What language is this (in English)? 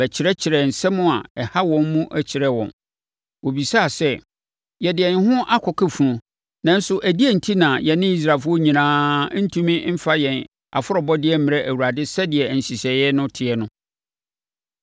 Akan